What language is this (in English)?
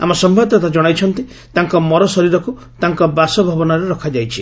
Odia